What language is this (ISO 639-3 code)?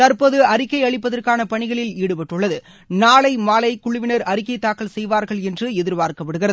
tam